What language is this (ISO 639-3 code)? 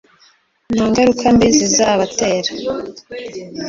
kin